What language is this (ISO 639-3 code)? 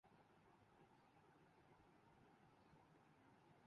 urd